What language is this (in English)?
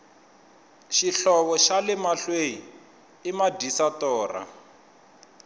Tsonga